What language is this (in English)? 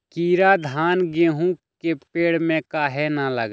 Magahi